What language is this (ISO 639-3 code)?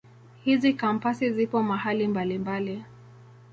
swa